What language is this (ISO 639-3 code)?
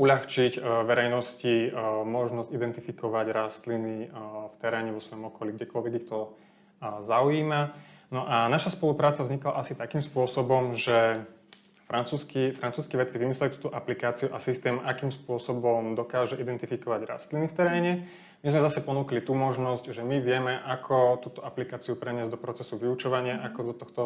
slk